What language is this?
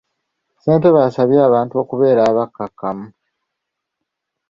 Ganda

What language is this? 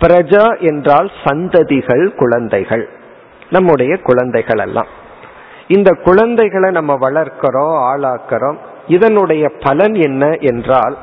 Tamil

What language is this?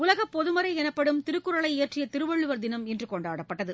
Tamil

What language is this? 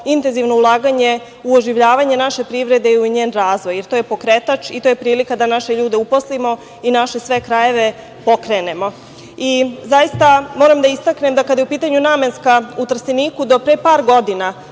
Serbian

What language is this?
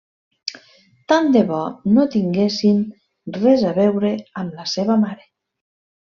Catalan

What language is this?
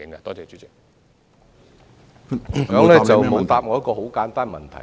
Cantonese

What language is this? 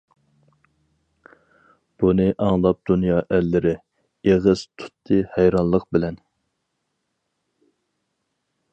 Uyghur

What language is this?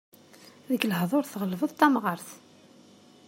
Kabyle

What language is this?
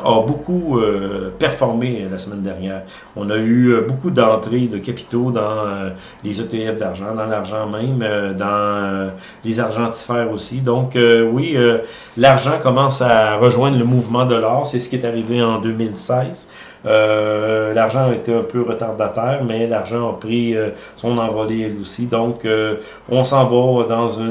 French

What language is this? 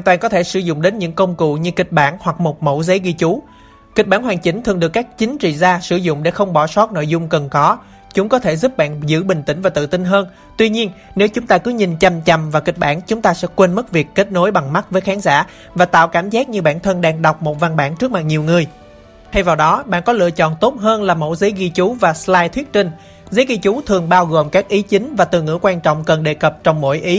Vietnamese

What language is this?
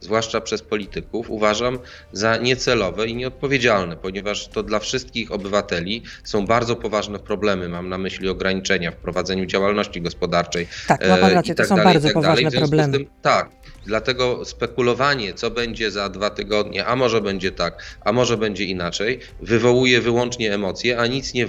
Polish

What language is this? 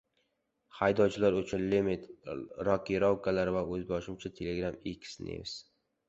Uzbek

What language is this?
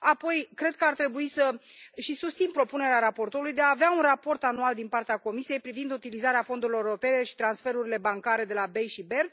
Romanian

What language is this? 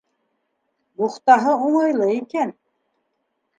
Bashkir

